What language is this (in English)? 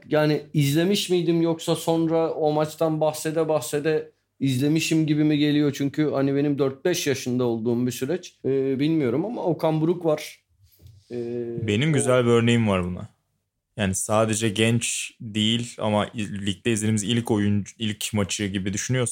Turkish